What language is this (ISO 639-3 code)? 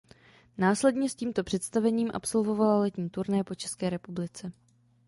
ces